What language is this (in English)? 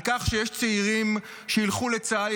Hebrew